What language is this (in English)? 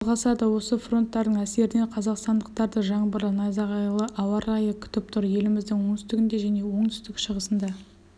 Kazakh